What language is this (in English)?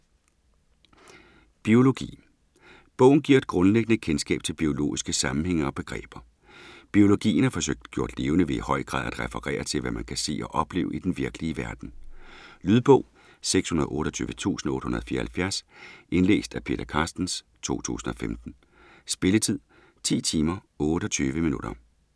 Danish